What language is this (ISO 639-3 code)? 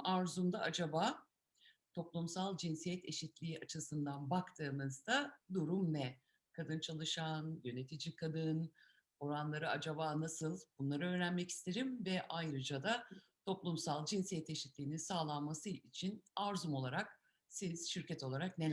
tur